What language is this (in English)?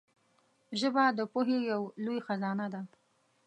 Pashto